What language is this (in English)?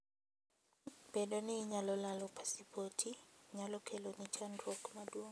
Luo (Kenya and Tanzania)